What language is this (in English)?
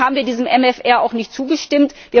German